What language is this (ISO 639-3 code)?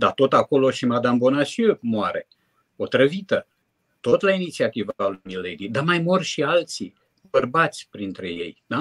ron